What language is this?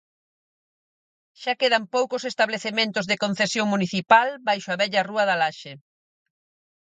Galician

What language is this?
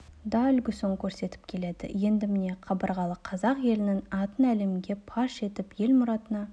Kazakh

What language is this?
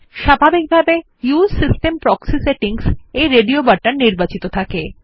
Bangla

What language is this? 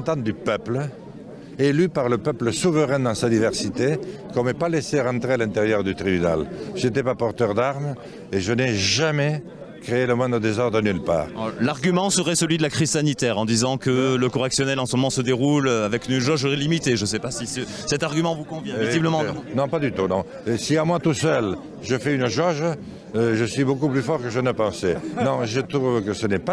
French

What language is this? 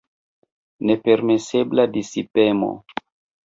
Esperanto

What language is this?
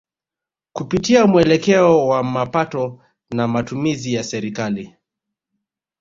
Swahili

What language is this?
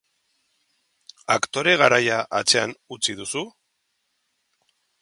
Basque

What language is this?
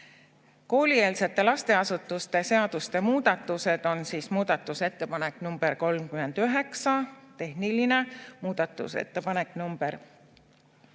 Estonian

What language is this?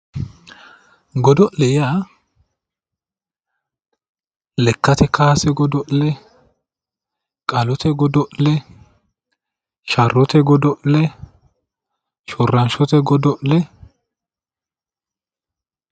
Sidamo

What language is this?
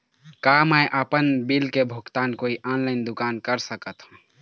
Chhattisgarhi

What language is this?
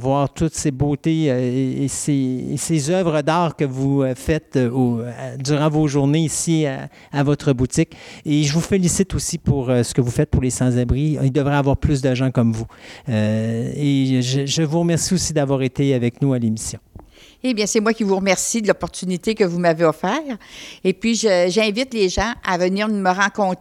French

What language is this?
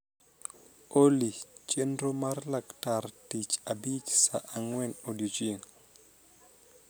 Luo (Kenya and Tanzania)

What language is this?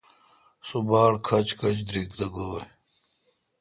Kalkoti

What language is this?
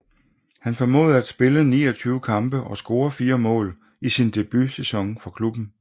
Danish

